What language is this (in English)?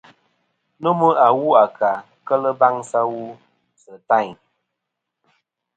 Kom